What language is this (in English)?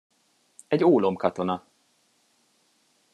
Hungarian